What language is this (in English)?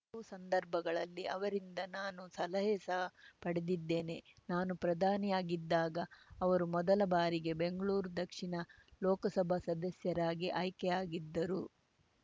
Kannada